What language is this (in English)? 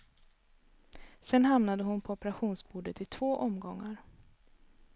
Swedish